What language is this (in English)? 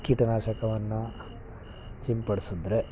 Kannada